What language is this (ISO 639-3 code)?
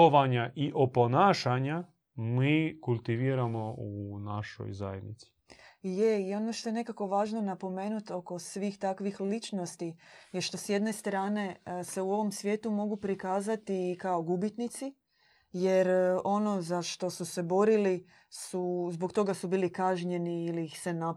hrv